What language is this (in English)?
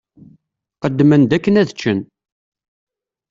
Kabyle